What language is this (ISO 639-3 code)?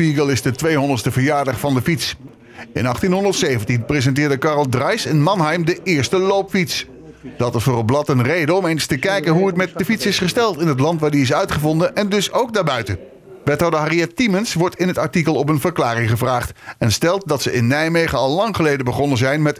nld